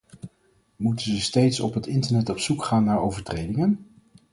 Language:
Dutch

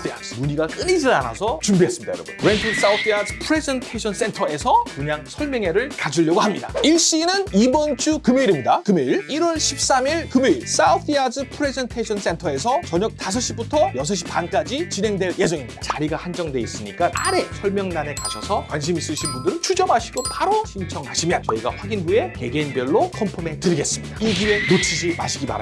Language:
Korean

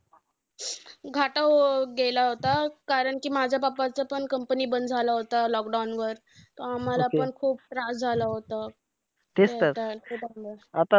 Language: Marathi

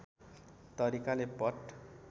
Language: Nepali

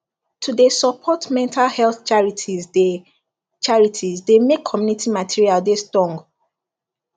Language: Nigerian Pidgin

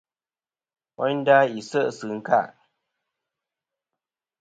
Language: Kom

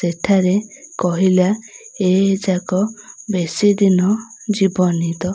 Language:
Odia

